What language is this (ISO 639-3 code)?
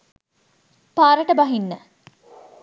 sin